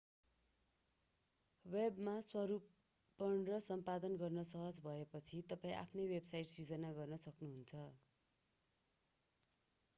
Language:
Nepali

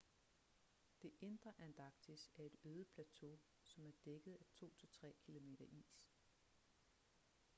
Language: Danish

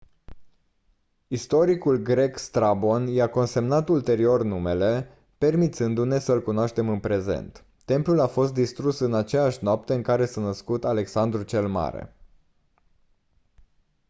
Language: Romanian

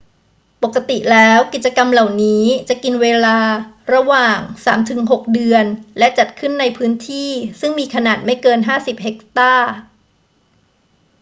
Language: Thai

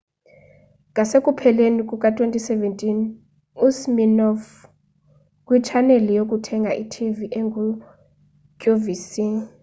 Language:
Xhosa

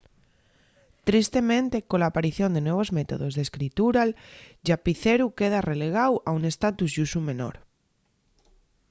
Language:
Asturian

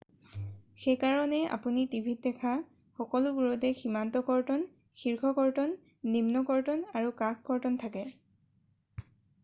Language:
Assamese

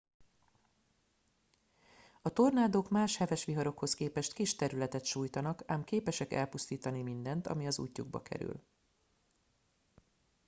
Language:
Hungarian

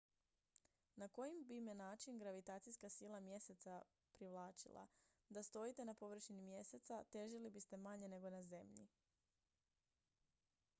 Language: Croatian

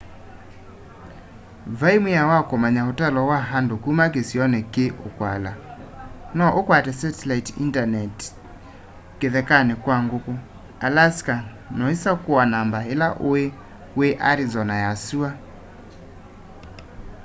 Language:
Kamba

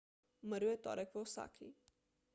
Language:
Slovenian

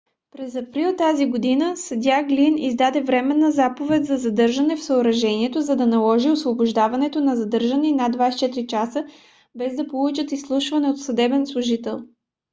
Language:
Bulgarian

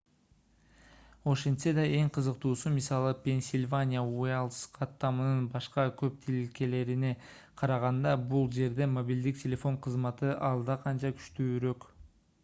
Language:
Kyrgyz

